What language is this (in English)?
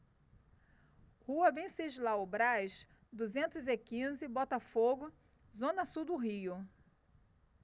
Portuguese